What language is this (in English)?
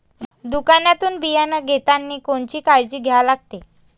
Marathi